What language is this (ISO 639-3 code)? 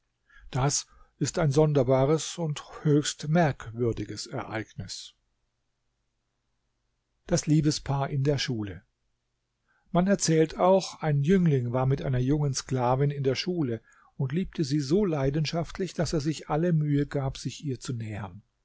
deu